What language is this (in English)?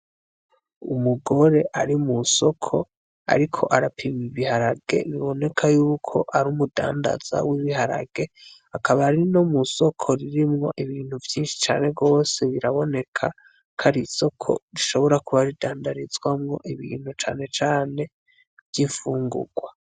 Rundi